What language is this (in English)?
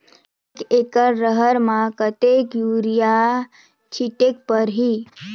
Chhattisgarhi